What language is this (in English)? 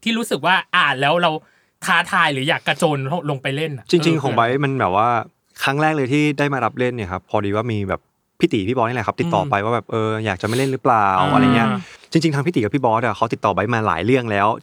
Thai